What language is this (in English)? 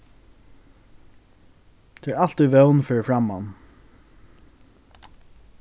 Faroese